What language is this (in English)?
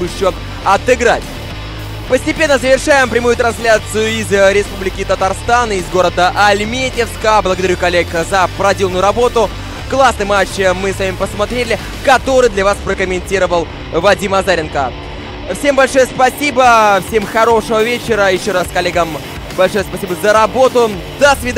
Russian